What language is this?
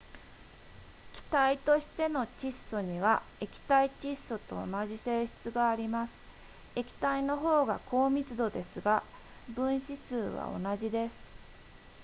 Japanese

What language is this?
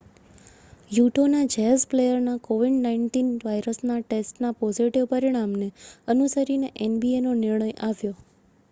Gujarati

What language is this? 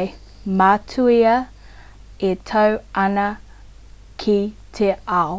Māori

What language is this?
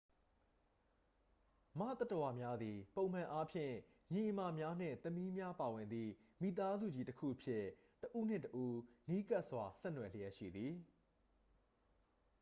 Burmese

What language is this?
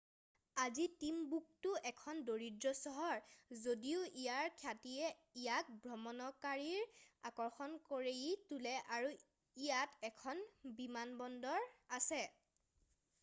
Assamese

